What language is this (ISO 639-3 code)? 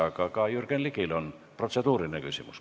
est